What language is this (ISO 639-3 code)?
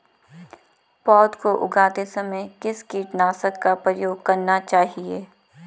hin